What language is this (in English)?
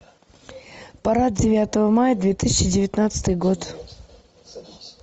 Russian